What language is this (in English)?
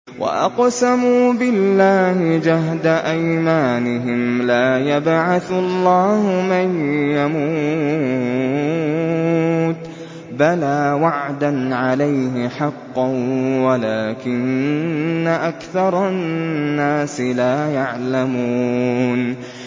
Arabic